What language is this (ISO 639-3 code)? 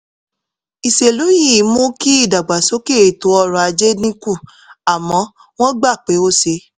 yor